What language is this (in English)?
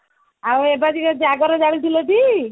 Odia